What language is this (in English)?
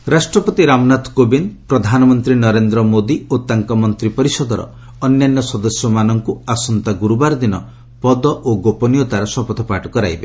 Odia